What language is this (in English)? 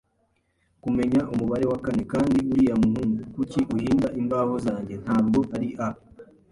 Kinyarwanda